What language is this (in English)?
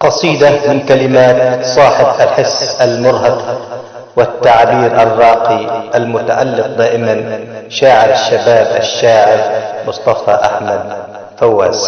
Arabic